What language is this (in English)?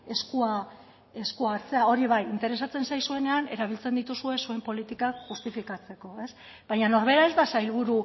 Basque